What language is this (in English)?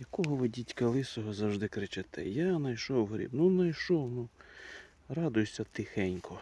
Ukrainian